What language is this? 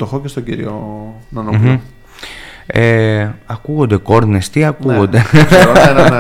Greek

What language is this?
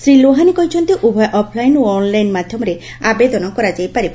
Odia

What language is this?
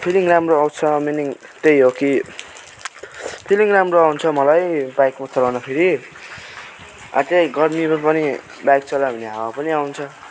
Nepali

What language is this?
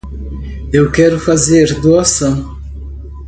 Portuguese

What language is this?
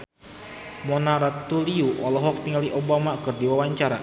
Sundanese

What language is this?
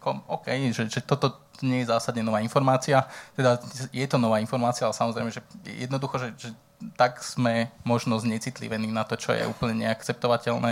Slovak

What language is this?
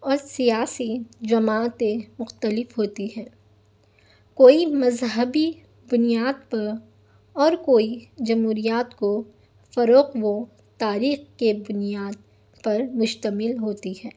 Urdu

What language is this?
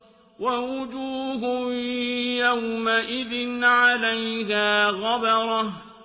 Arabic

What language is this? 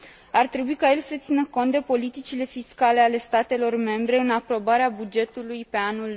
Romanian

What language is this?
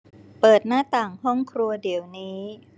Thai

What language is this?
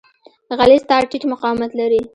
Pashto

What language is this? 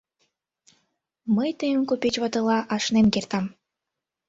Mari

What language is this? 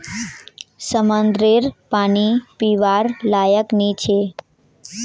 Magahi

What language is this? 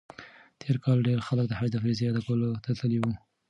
Pashto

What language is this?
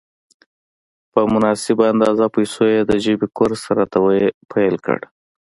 Pashto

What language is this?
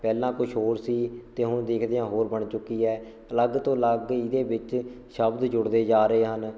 Punjabi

